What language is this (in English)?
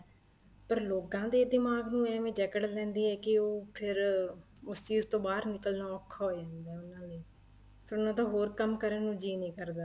Punjabi